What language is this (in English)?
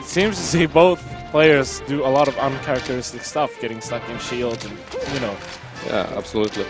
English